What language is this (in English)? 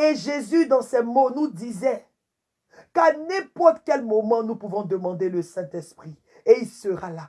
French